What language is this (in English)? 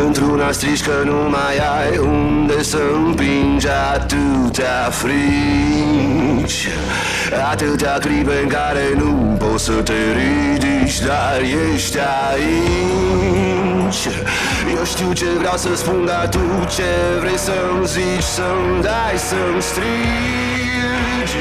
Romanian